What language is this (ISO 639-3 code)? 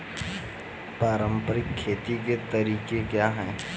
hin